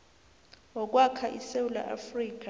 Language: South Ndebele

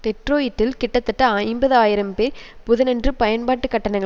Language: Tamil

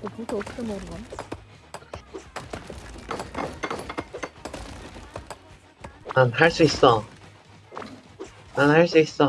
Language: Korean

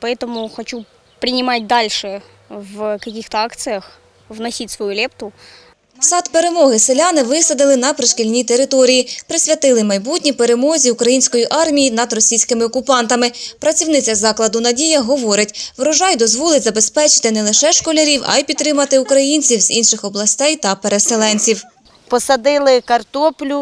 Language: Ukrainian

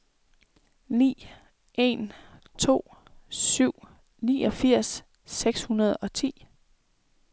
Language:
Danish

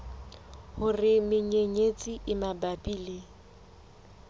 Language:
Southern Sotho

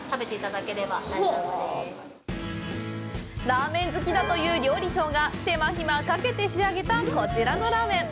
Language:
Japanese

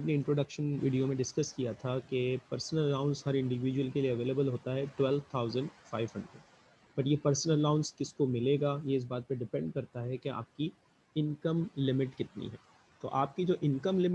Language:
Hindi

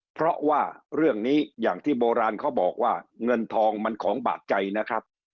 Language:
Thai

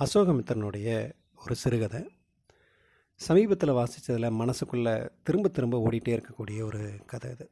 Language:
Tamil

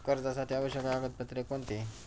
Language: Marathi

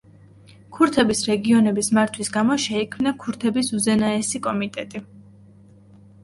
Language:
Georgian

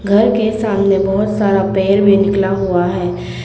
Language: Hindi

